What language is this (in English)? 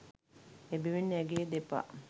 Sinhala